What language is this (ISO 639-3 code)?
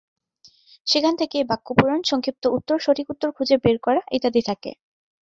ben